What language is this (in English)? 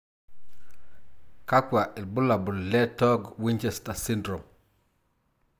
Masai